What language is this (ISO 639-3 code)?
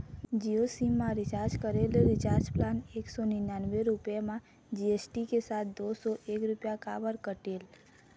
hne